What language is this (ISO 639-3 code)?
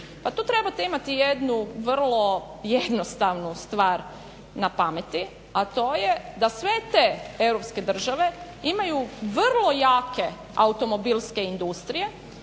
hrv